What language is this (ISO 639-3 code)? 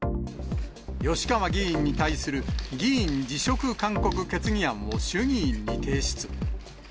jpn